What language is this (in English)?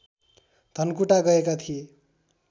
Nepali